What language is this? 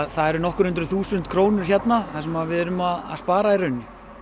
Icelandic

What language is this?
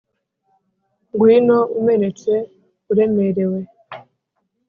Kinyarwanda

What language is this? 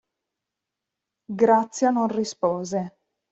Italian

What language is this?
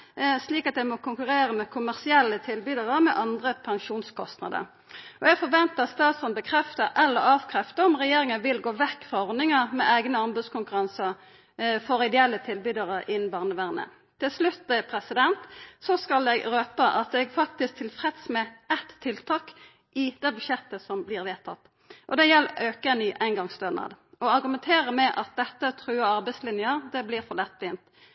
Norwegian Nynorsk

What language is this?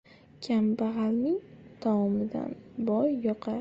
Uzbek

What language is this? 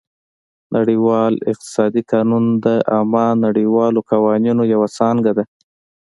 Pashto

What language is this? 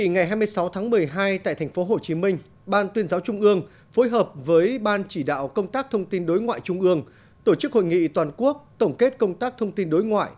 Vietnamese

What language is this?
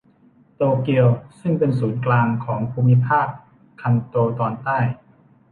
Thai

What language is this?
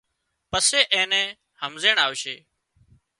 Wadiyara Koli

